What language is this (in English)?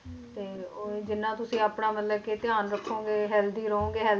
Punjabi